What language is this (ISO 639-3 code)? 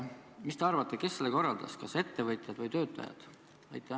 est